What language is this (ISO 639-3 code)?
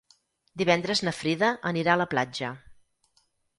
cat